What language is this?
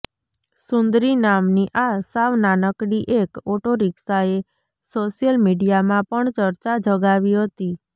Gujarati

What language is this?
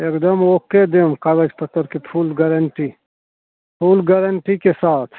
Maithili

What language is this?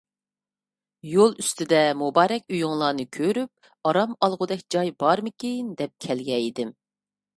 Uyghur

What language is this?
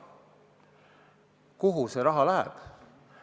Estonian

